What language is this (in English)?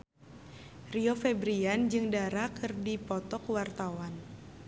Sundanese